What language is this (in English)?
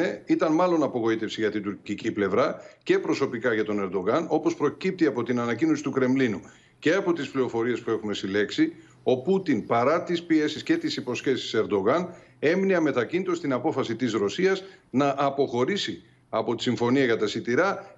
Greek